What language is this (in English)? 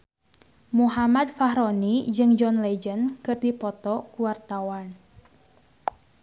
Sundanese